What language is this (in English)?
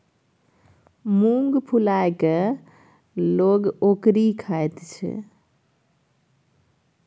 Maithili